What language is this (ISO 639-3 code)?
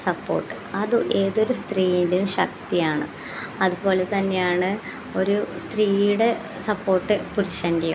mal